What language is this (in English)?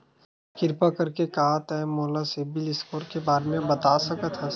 Chhattisgarhi